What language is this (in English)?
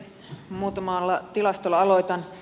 Finnish